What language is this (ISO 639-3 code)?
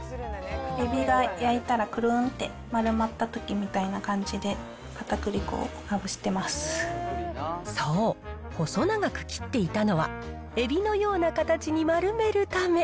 jpn